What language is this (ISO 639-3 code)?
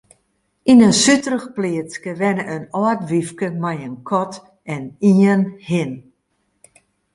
fry